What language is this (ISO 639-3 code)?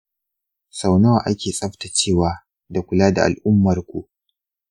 hau